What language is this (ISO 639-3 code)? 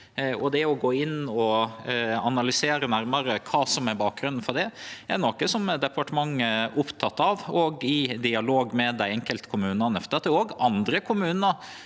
nor